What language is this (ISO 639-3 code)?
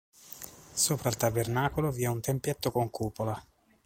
ita